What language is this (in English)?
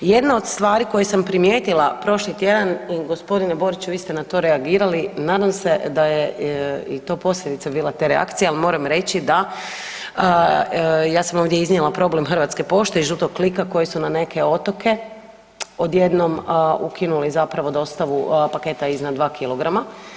Croatian